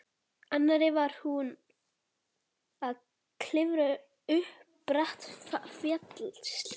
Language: Icelandic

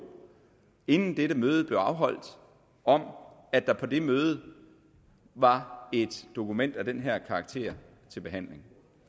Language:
Danish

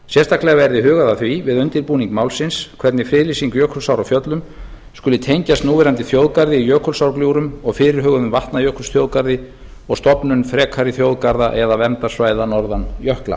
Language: Icelandic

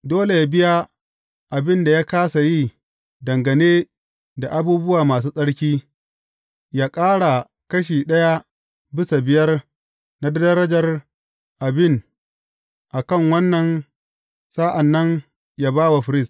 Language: Hausa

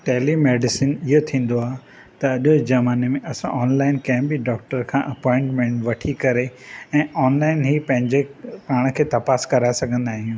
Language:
Sindhi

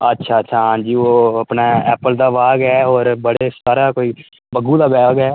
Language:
Dogri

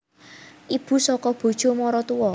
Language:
Javanese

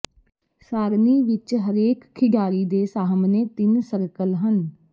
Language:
Punjabi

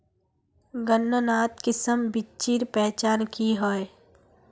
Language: Magahi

